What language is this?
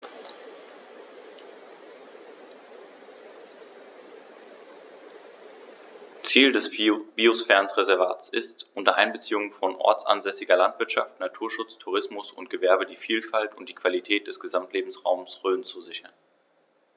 German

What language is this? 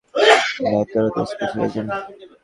Bangla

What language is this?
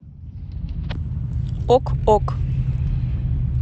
Russian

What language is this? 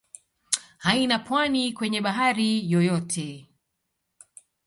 Swahili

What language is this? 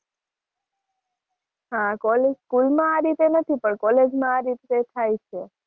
Gujarati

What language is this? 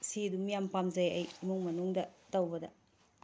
Manipuri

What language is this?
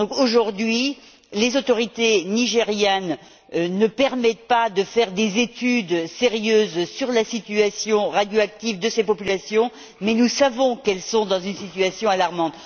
French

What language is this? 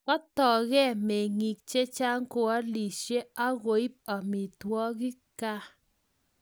Kalenjin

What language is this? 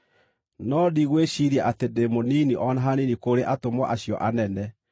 Kikuyu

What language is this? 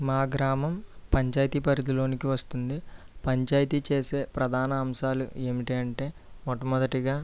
Telugu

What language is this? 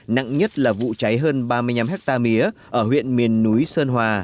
Vietnamese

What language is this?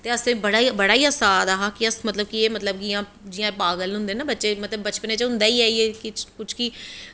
Dogri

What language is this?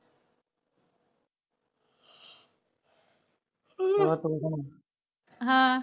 Punjabi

